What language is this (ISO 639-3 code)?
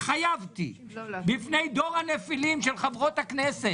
heb